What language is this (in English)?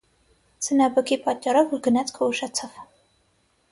Armenian